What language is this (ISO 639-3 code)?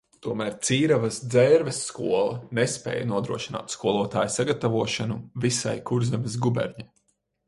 lav